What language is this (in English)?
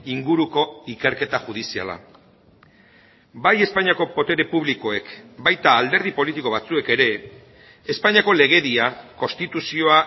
Basque